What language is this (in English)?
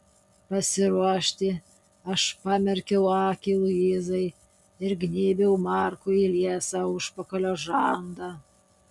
Lithuanian